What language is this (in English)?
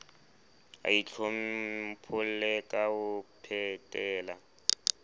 Southern Sotho